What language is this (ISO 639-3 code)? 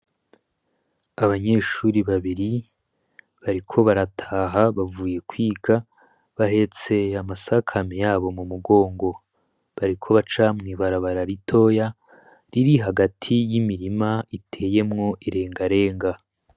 run